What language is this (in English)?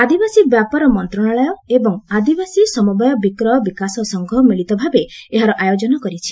Odia